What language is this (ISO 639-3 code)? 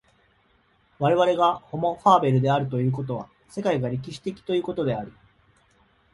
jpn